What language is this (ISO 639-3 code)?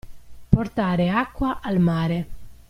ita